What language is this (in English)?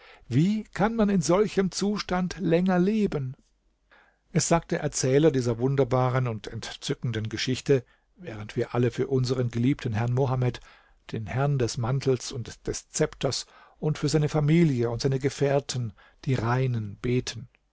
German